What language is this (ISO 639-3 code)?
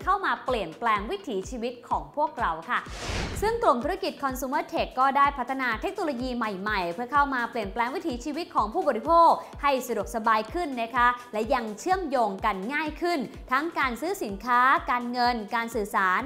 tha